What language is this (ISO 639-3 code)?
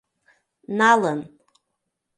chm